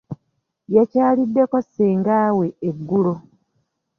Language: Ganda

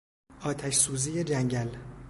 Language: Persian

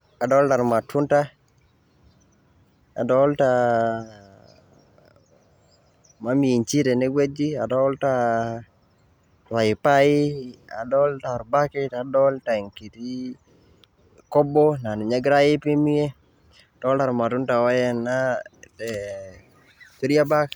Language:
Masai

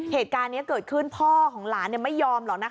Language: Thai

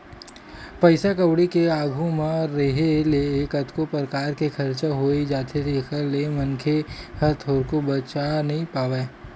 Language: Chhattisgarhi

